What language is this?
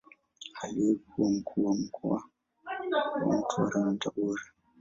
Swahili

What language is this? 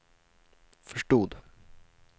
Swedish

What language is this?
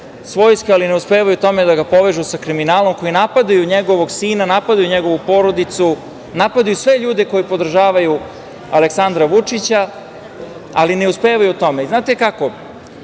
Serbian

